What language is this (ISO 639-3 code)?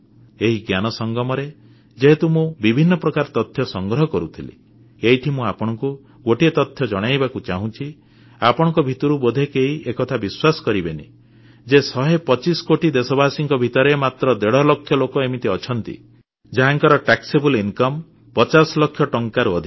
ori